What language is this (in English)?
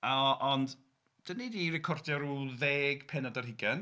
Welsh